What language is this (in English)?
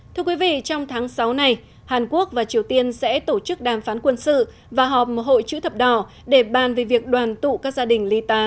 Vietnamese